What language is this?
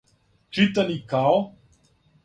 Serbian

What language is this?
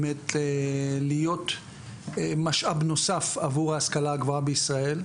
Hebrew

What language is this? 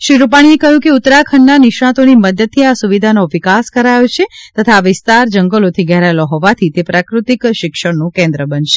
Gujarati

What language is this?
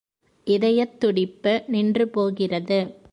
Tamil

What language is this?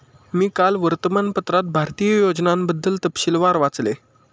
Marathi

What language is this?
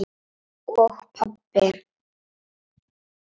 Icelandic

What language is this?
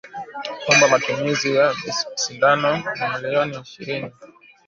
Swahili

